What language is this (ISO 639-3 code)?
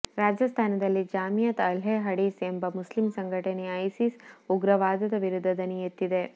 kan